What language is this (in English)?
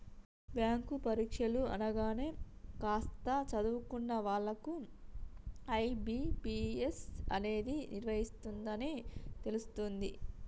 Telugu